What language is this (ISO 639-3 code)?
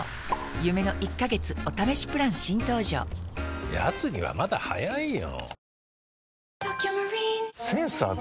jpn